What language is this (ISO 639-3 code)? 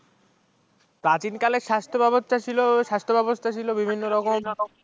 ben